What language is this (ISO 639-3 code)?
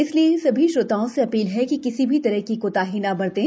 hin